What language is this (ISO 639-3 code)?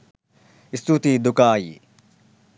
sin